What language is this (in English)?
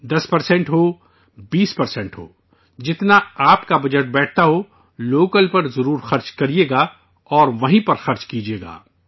Urdu